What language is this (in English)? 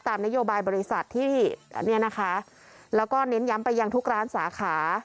Thai